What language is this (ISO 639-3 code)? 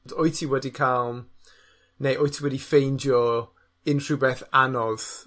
cym